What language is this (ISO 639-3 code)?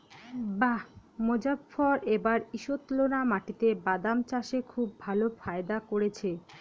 ben